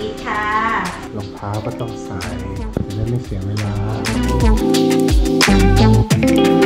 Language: Thai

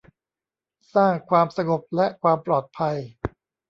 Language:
Thai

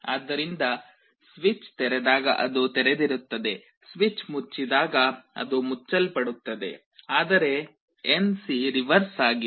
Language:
Kannada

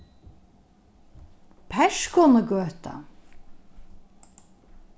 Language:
Faroese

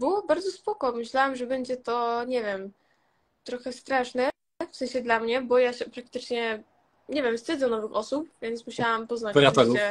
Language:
Polish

